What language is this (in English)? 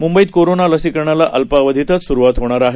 Marathi